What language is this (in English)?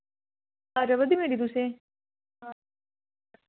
Dogri